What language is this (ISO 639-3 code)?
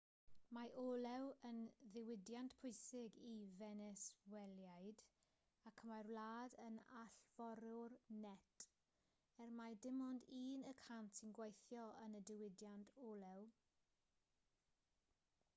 cym